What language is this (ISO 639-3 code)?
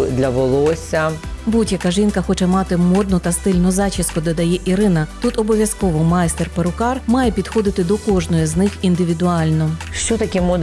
ukr